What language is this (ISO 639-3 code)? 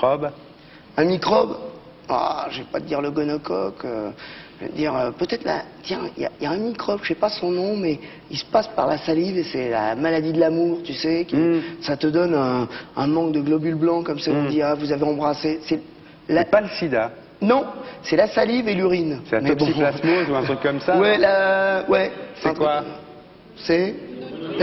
fra